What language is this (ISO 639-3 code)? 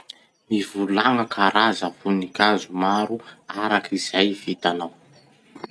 msh